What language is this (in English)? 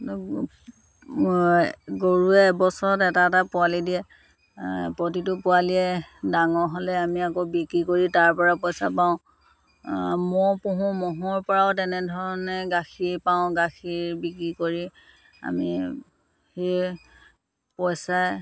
Assamese